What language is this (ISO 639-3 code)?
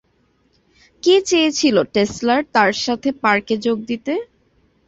ben